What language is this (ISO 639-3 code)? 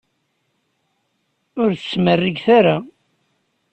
kab